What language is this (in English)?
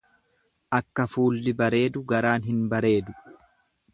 Oromo